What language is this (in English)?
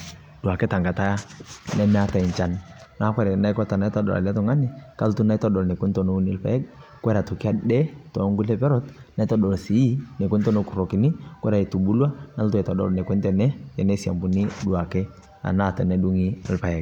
Masai